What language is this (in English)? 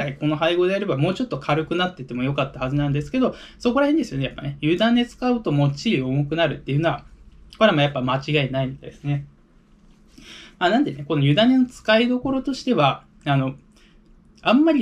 Japanese